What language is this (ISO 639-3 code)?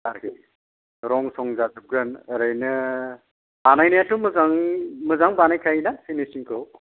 brx